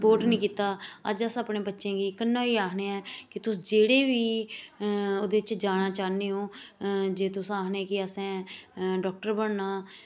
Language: Dogri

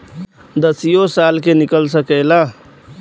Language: Bhojpuri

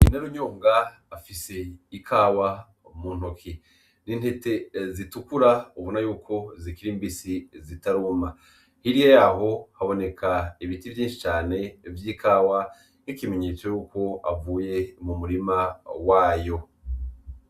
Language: Rundi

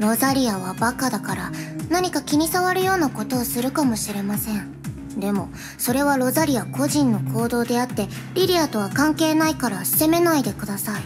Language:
Japanese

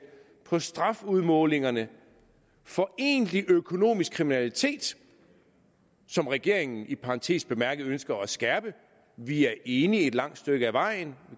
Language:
Danish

